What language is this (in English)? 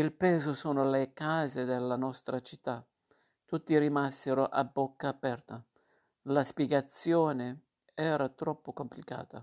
Italian